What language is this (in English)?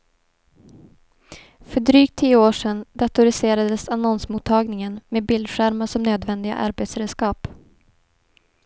Swedish